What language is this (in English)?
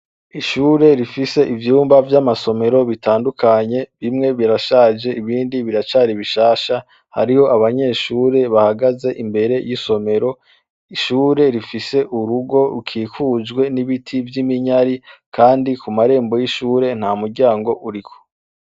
Rundi